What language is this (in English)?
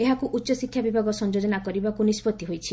Odia